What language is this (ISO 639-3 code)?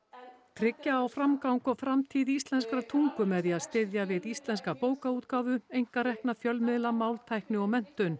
isl